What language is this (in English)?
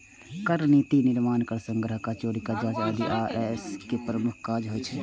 Maithili